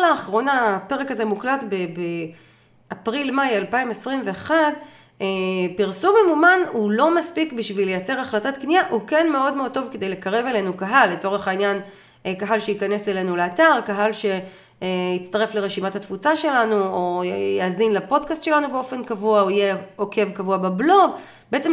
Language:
Hebrew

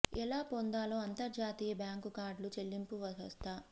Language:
Telugu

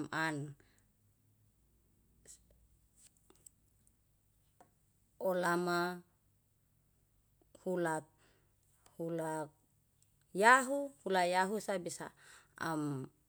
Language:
Yalahatan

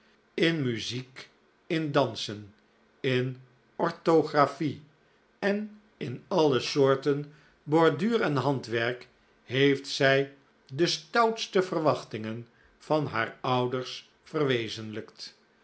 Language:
Dutch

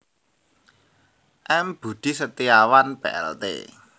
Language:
Javanese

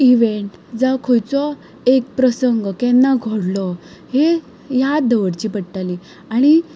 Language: Konkani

